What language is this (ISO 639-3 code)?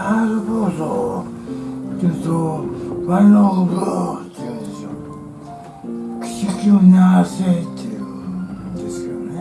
jpn